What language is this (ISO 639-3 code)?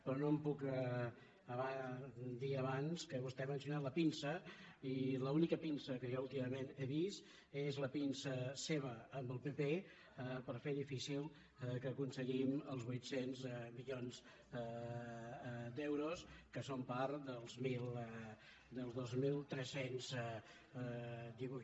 cat